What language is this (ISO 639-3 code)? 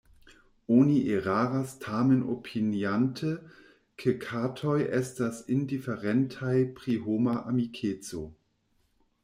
epo